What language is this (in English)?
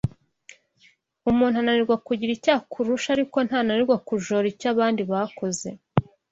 Kinyarwanda